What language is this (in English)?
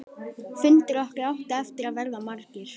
Icelandic